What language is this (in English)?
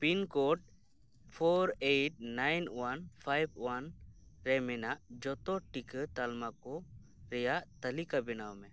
Santali